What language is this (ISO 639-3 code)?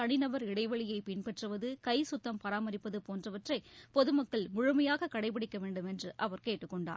tam